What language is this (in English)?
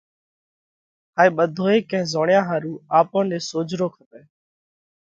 Parkari Koli